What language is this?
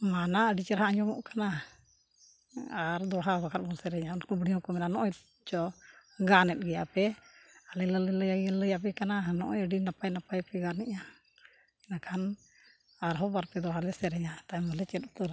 Santali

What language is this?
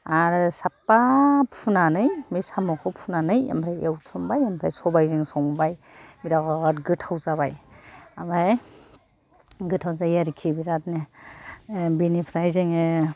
Bodo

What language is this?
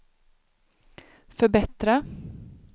Swedish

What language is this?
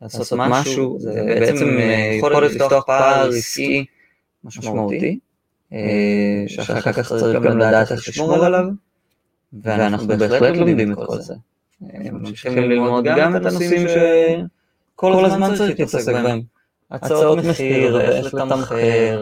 Hebrew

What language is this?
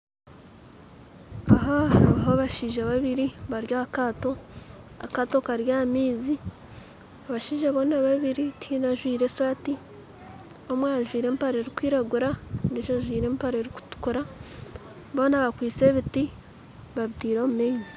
Nyankole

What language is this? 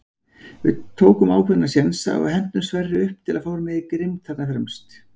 Icelandic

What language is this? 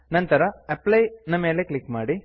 Kannada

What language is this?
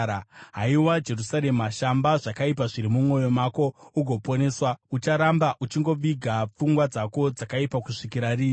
Shona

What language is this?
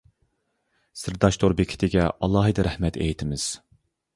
Uyghur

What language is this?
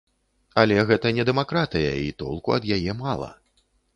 Belarusian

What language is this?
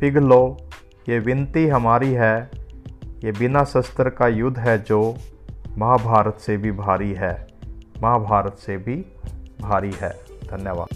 Hindi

